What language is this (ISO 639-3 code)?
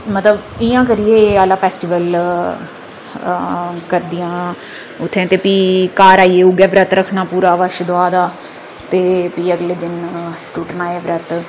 doi